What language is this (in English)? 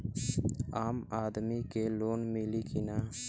Bhojpuri